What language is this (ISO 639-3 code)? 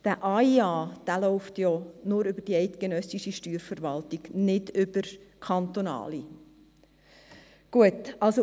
gsw